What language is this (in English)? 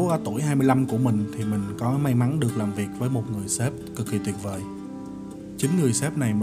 Vietnamese